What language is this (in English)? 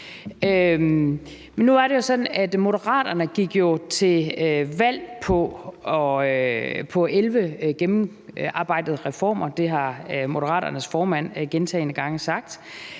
Danish